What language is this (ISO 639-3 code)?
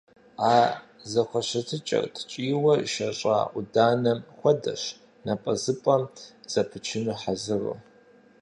kbd